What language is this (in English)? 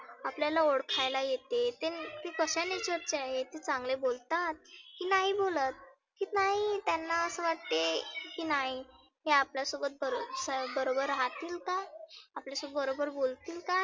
Marathi